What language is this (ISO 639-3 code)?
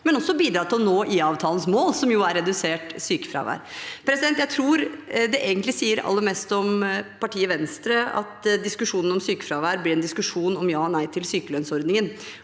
nor